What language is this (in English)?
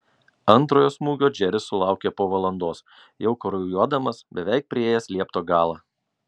Lithuanian